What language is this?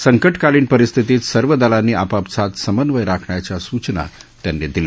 Marathi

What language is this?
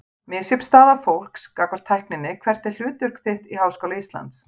Icelandic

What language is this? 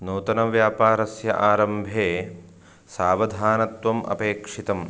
Sanskrit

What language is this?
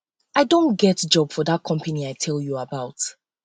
Nigerian Pidgin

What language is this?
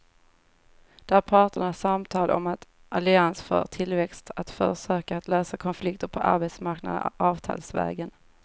Swedish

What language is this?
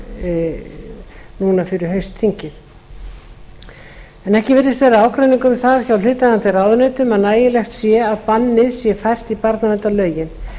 Icelandic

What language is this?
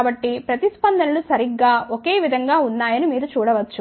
Telugu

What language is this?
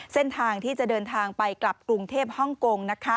Thai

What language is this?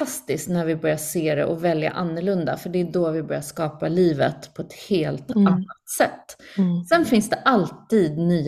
Swedish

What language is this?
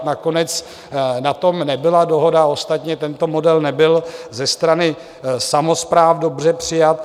Czech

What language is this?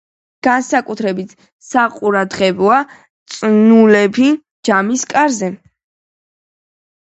Georgian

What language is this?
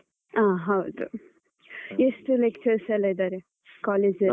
Kannada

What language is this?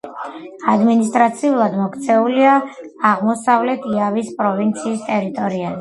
Georgian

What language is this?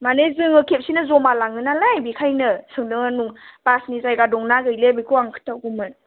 Bodo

